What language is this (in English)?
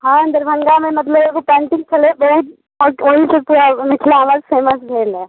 Maithili